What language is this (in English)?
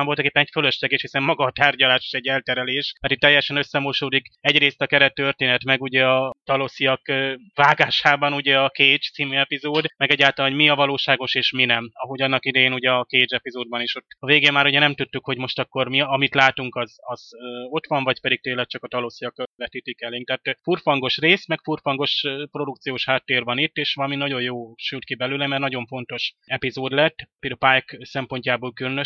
Hungarian